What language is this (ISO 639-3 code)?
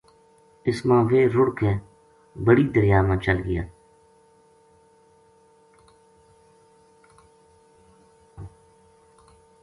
gju